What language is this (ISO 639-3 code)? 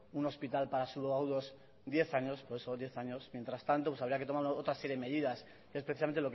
spa